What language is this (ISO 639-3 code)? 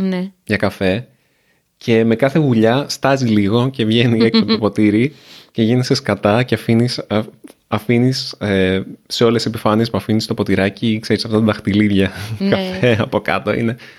ell